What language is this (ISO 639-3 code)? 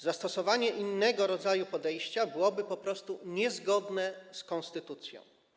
pol